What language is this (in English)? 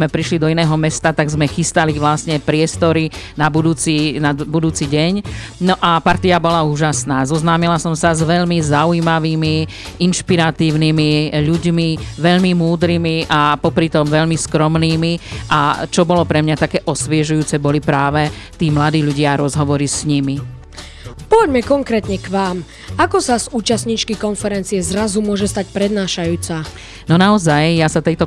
Slovak